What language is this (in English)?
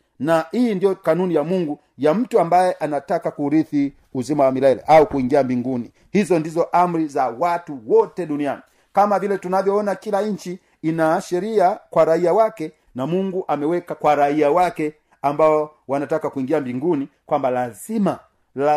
Swahili